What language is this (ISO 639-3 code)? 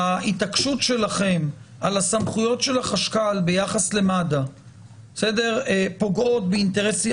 heb